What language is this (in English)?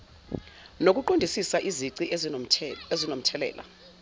Zulu